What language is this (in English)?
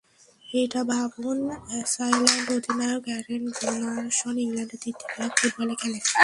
Bangla